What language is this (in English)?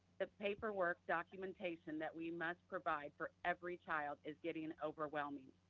English